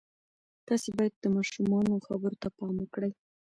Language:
Pashto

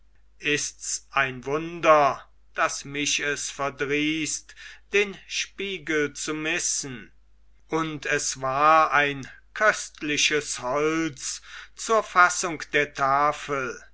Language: German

